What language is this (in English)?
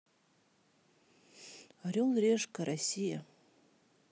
Russian